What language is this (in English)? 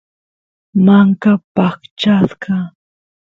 Santiago del Estero Quichua